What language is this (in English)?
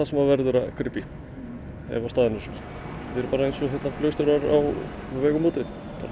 Icelandic